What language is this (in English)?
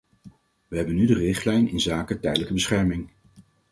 Dutch